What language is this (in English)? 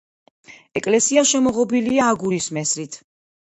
Georgian